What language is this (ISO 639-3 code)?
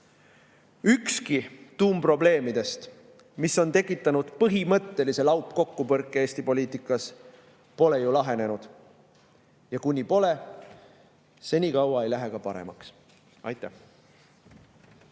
est